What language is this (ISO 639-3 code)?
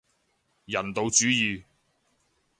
yue